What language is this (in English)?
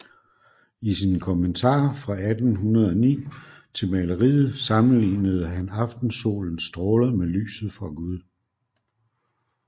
Danish